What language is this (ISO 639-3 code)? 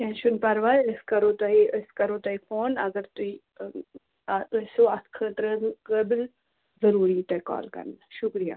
kas